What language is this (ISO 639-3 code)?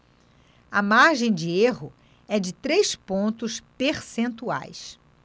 por